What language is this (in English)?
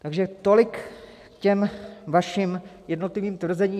Czech